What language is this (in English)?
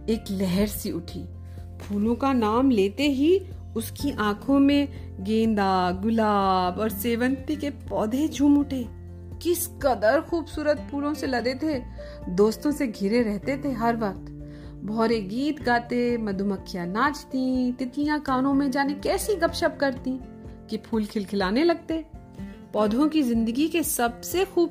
Hindi